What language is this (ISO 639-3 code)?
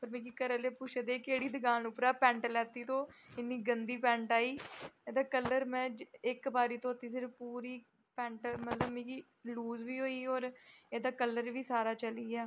doi